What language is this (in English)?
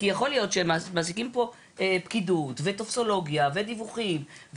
Hebrew